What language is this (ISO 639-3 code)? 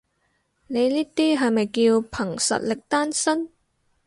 yue